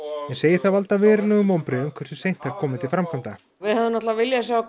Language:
Icelandic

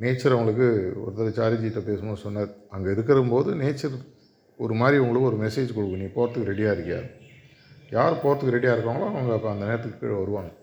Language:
Tamil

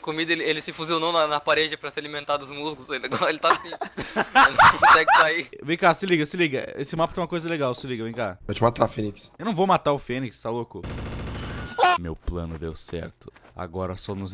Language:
Portuguese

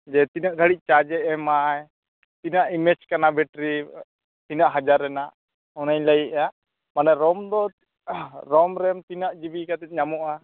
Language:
Santali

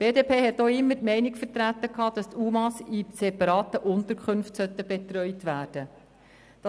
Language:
Swiss German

